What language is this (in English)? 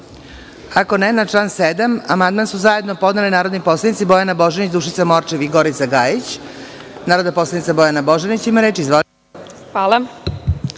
Serbian